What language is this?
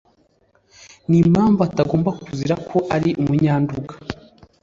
Kinyarwanda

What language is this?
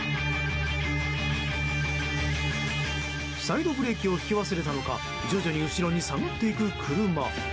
Japanese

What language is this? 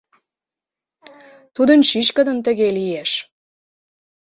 Mari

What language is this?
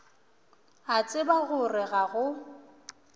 Northern Sotho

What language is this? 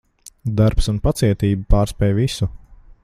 Latvian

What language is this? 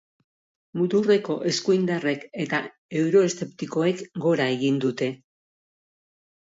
Basque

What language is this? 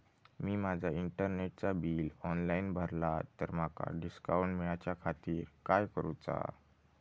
Marathi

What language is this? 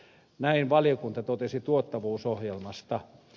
Finnish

